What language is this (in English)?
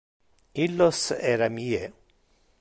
Interlingua